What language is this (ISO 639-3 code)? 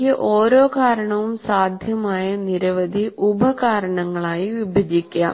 mal